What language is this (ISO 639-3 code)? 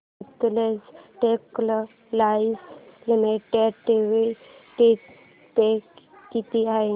mar